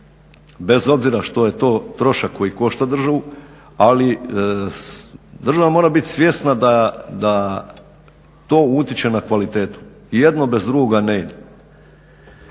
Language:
Croatian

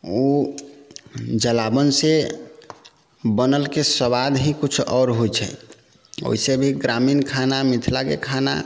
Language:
Maithili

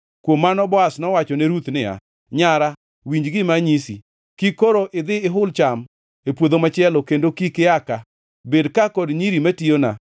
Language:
Luo (Kenya and Tanzania)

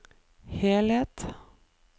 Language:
Norwegian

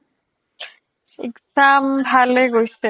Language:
Assamese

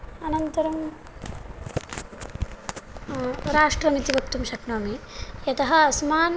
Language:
Sanskrit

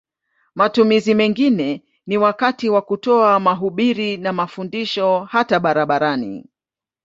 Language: Swahili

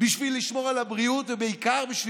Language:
Hebrew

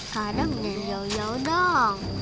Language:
Indonesian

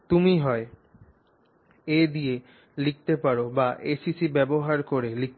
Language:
Bangla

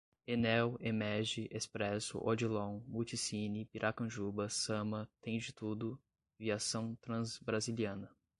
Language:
Portuguese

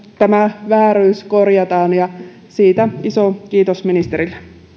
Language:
Finnish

